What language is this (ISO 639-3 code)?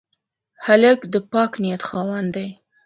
pus